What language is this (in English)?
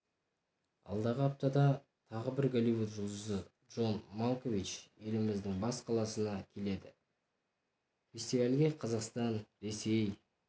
Kazakh